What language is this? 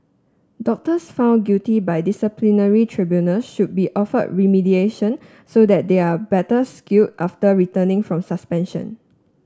English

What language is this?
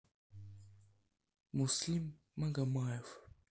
Russian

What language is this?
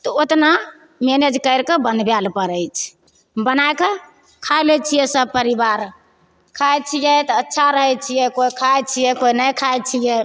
Maithili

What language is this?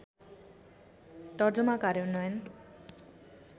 Nepali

